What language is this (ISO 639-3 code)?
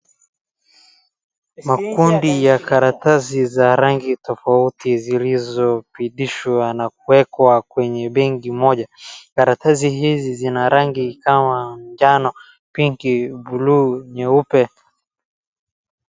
swa